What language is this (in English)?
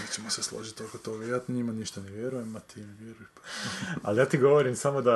Croatian